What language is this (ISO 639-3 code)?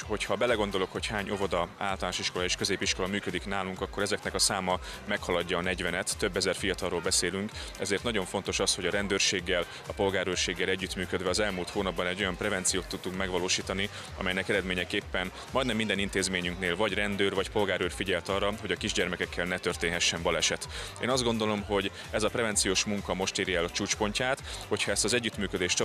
hun